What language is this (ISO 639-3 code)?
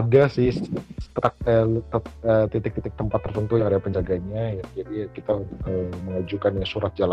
ind